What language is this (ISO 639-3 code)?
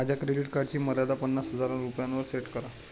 mar